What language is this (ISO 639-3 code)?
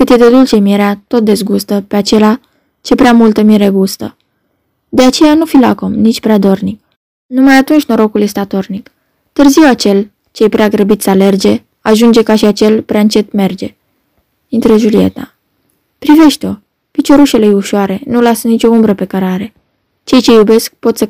ron